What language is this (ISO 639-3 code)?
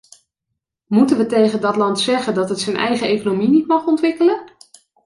nld